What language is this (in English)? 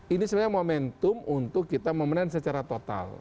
Indonesian